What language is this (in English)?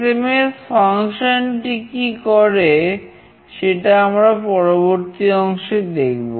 Bangla